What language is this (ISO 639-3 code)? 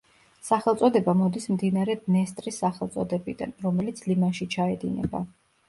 kat